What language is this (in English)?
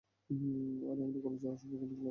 Bangla